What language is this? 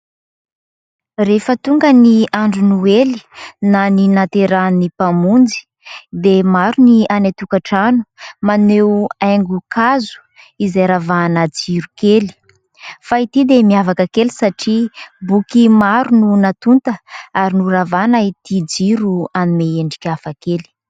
Malagasy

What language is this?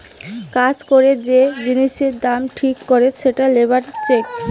Bangla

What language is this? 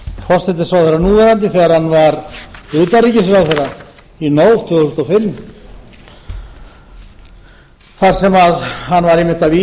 Icelandic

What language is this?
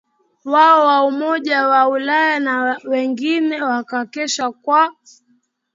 Swahili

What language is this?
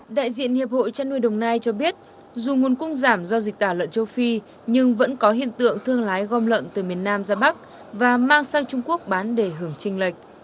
Vietnamese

